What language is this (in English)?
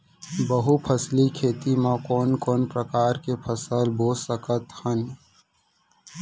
Chhattisgarhi